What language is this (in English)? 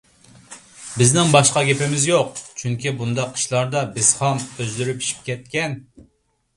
Uyghur